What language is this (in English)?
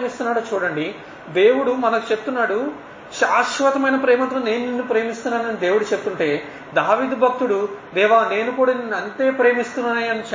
Telugu